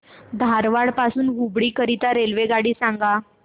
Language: Marathi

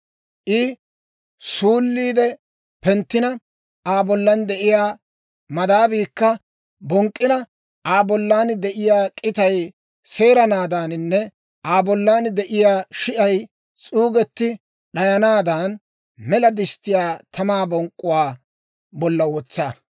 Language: Dawro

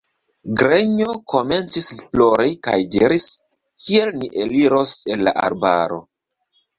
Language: Esperanto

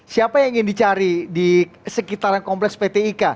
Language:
Indonesian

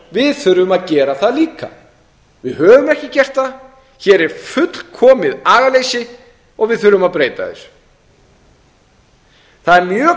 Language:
Icelandic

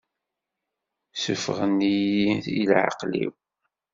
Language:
Kabyle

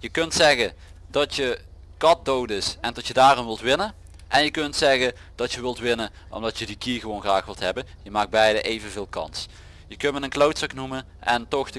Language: Dutch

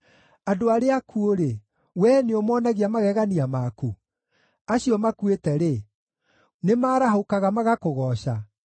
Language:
Kikuyu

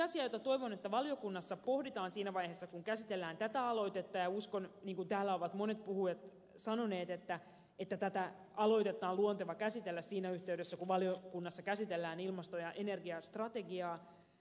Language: Finnish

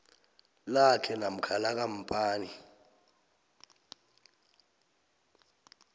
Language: South Ndebele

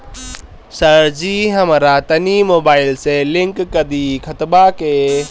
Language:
Bhojpuri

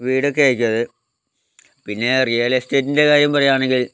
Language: Malayalam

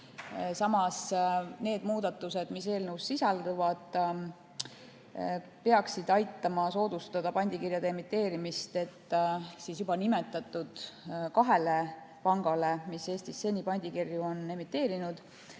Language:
Estonian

